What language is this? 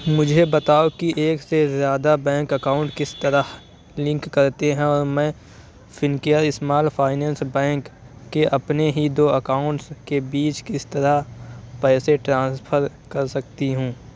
Urdu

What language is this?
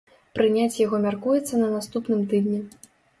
Belarusian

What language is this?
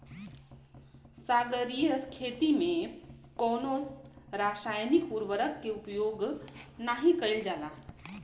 Bhojpuri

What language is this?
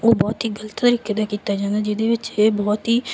Punjabi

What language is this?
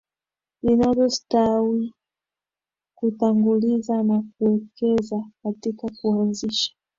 Swahili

